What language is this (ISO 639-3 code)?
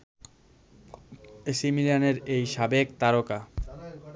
ben